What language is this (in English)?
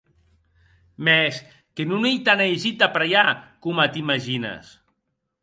Occitan